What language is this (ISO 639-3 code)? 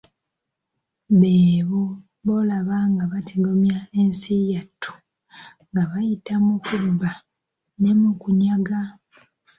lug